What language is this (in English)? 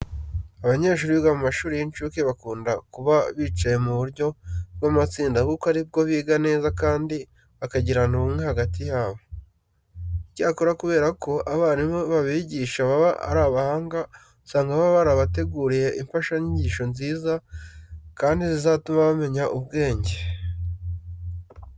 Kinyarwanda